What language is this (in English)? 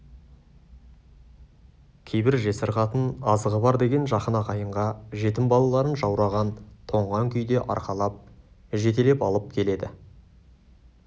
Kazakh